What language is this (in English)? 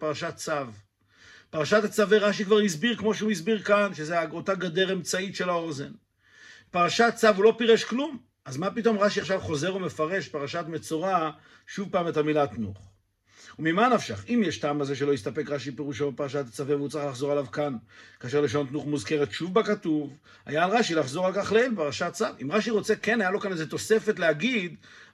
Hebrew